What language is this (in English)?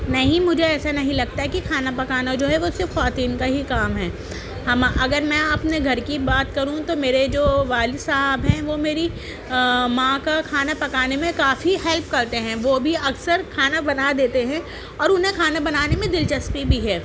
Urdu